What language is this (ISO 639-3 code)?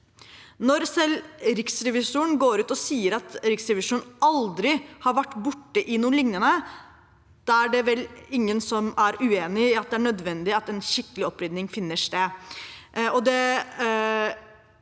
nor